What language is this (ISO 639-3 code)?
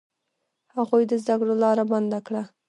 pus